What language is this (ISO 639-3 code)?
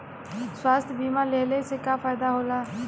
bho